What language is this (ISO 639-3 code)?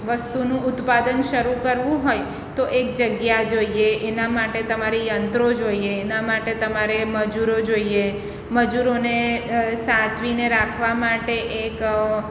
guj